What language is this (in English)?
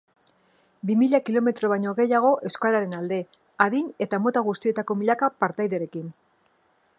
Basque